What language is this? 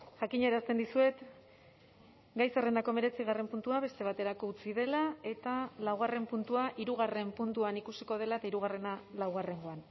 Basque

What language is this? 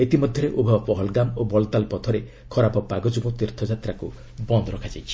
Odia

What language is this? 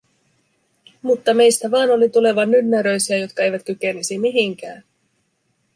Finnish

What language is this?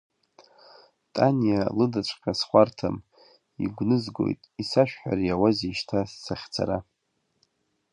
Abkhazian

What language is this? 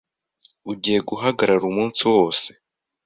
Kinyarwanda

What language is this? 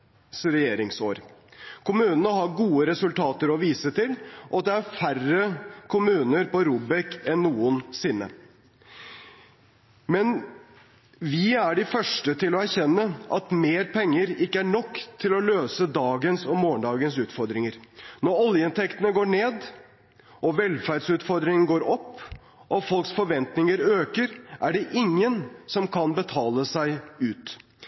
Norwegian Bokmål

